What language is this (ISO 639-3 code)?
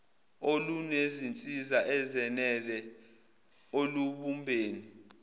zul